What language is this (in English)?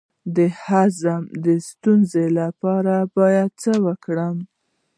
Pashto